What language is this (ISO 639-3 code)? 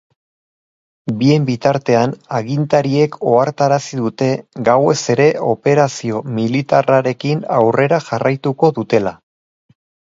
eus